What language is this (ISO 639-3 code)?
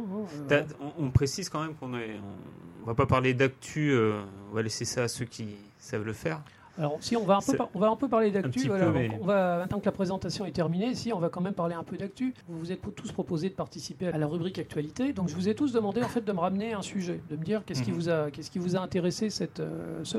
fra